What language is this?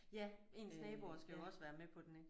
Danish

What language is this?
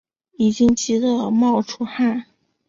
Chinese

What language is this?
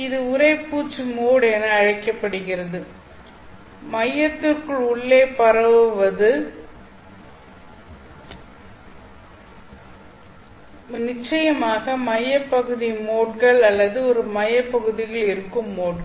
Tamil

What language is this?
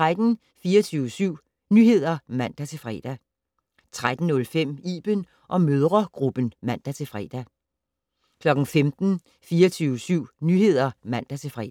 Danish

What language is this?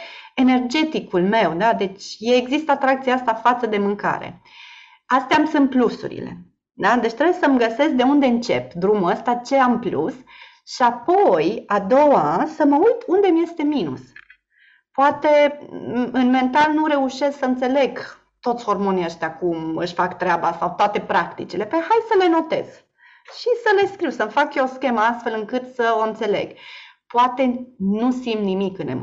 Romanian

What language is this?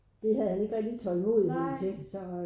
Danish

